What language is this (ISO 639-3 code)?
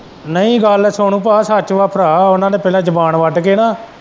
pan